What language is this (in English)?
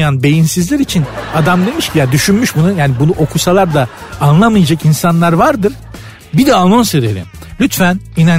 Turkish